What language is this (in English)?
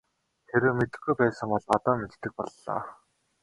Mongolian